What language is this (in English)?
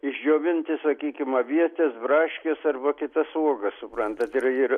Lithuanian